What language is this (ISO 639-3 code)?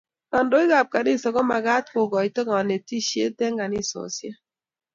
kln